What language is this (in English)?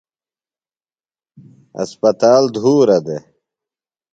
Phalura